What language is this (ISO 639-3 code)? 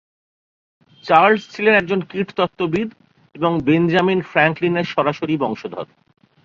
ben